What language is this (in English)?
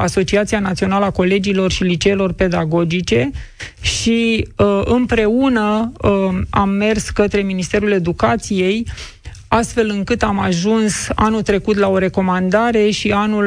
Romanian